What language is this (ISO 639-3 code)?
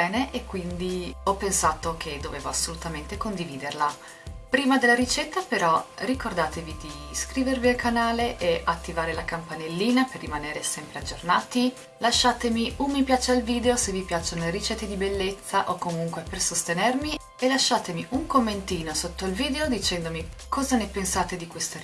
ita